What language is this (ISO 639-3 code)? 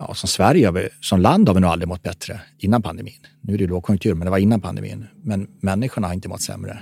swe